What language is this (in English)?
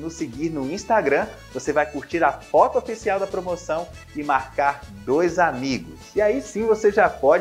Portuguese